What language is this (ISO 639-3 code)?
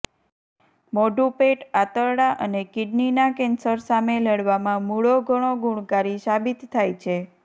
guj